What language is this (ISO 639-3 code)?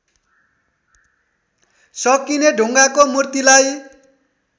nep